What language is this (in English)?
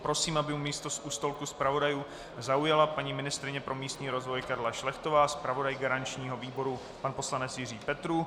Czech